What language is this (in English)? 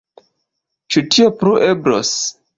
Esperanto